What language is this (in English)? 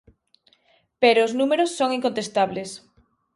Galician